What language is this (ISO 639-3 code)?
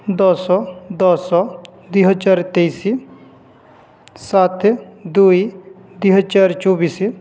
ori